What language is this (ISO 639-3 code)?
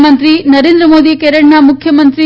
guj